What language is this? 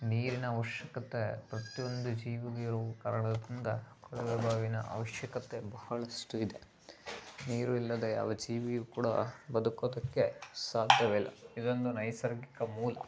Kannada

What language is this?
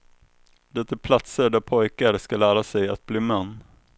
Swedish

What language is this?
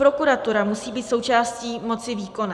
Czech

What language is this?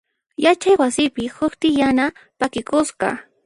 Puno Quechua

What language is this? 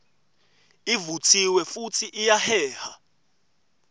Swati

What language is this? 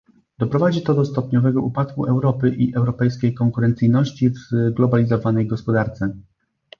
Polish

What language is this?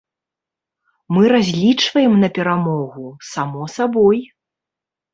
Belarusian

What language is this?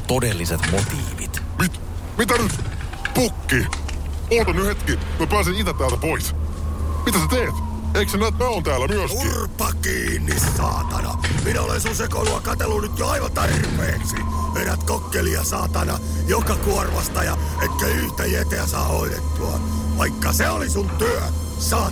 Finnish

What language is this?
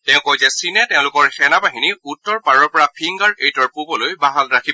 Assamese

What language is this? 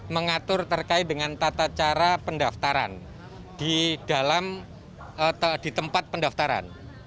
Indonesian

